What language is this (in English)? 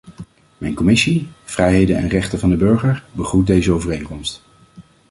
Dutch